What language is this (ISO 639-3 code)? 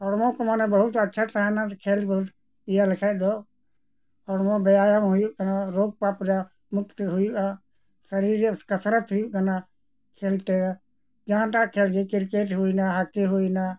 sat